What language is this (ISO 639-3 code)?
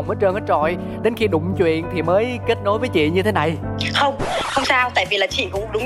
vie